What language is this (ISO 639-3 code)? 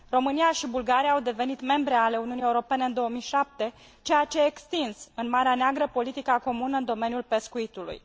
ron